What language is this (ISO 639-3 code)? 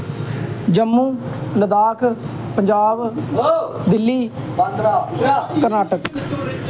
doi